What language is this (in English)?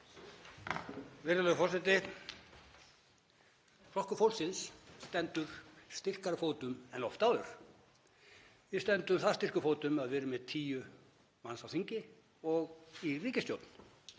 Icelandic